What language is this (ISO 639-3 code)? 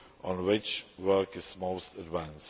eng